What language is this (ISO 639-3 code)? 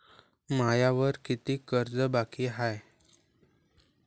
mar